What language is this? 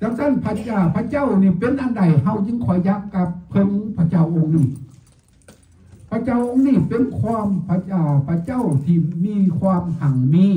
Thai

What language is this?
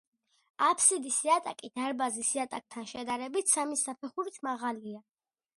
Georgian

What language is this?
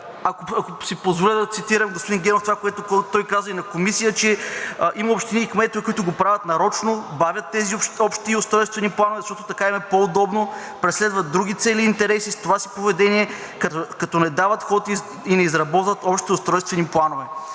Bulgarian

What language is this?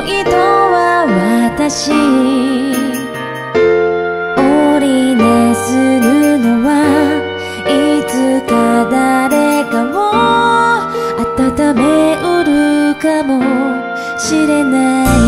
Korean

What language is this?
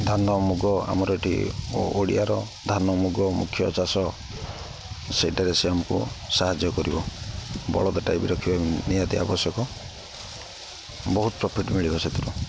Odia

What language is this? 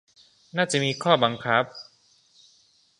Thai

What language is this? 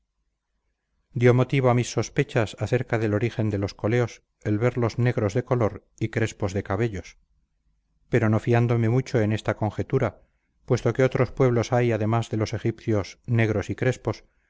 Spanish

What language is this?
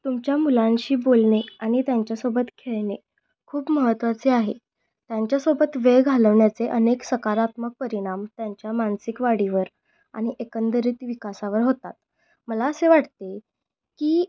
Marathi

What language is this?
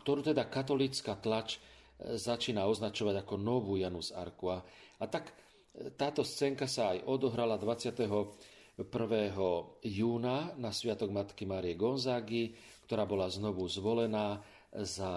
Slovak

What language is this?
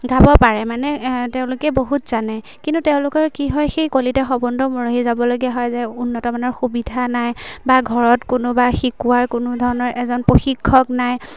Assamese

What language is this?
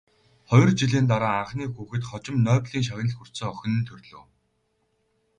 Mongolian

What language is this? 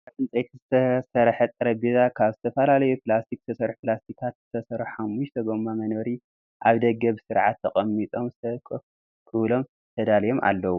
Tigrinya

